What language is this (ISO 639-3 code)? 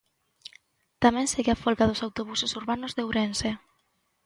glg